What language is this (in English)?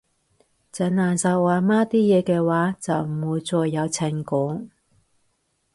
Cantonese